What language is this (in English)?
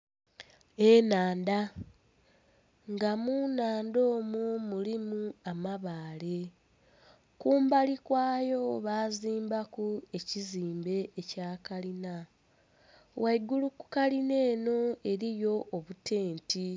Soga